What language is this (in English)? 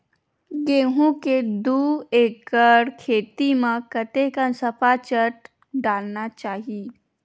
Chhattisgarhi